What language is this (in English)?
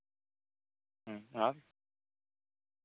Santali